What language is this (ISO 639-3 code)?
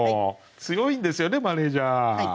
jpn